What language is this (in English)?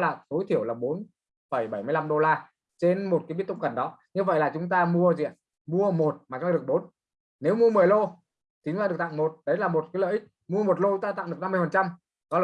Vietnamese